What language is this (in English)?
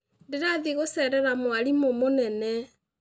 Kikuyu